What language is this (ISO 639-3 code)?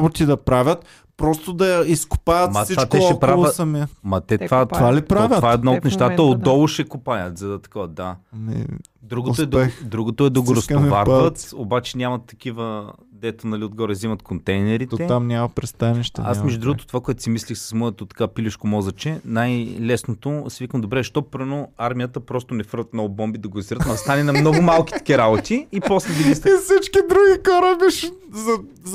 bul